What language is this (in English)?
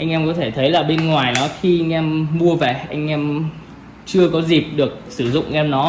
Vietnamese